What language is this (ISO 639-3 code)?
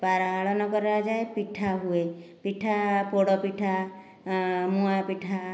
ori